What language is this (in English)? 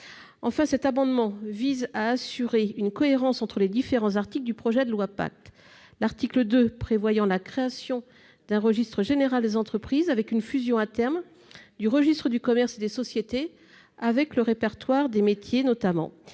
French